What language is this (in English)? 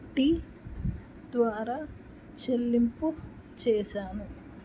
Telugu